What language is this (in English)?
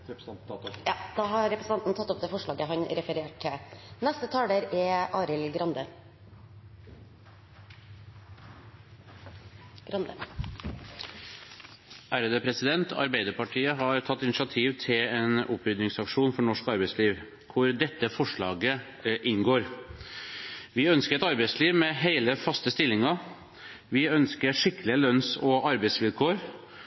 Norwegian